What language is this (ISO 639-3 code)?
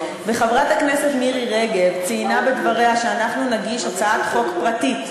heb